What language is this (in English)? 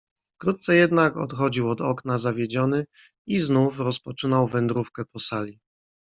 Polish